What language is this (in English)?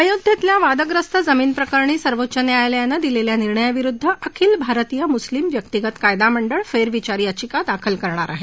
Marathi